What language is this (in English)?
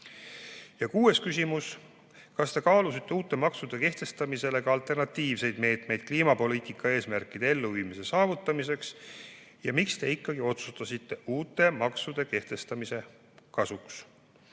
Estonian